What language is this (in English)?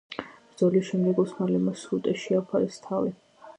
Georgian